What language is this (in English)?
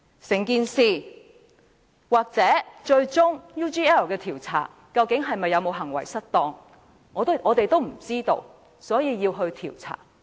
Cantonese